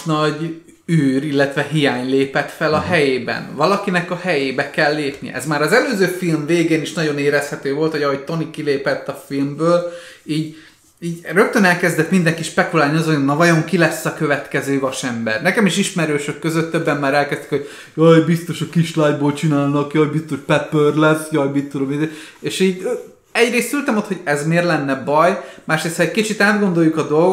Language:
Hungarian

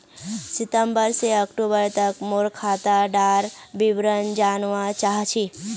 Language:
Magahi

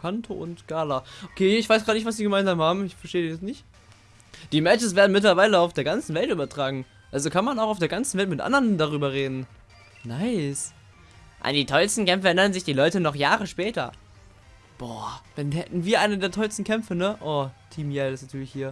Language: German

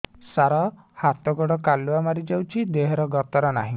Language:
Odia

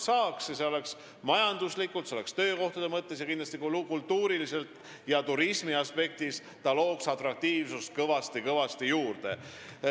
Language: Estonian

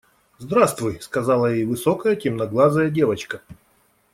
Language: Russian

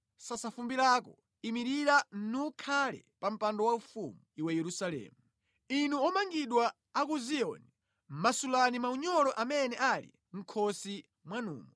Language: Nyanja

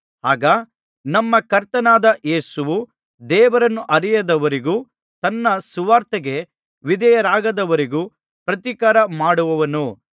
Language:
Kannada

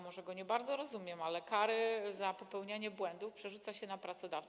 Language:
Polish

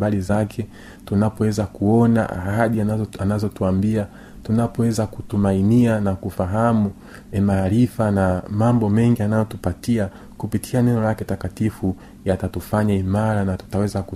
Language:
Swahili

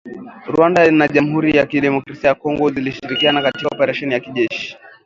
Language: Swahili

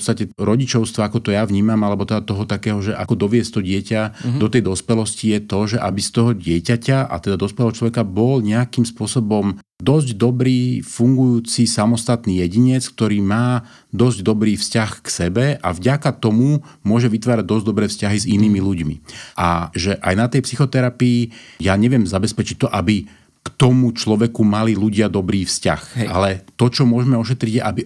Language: Slovak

